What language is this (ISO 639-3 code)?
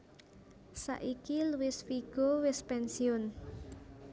jav